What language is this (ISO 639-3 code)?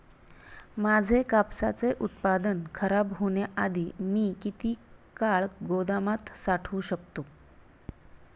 mar